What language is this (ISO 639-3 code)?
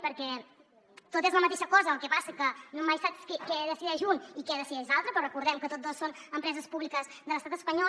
cat